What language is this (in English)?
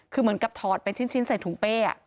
Thai